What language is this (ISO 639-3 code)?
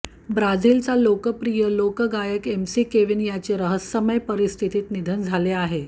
mar